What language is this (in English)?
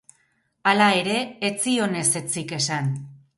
Basque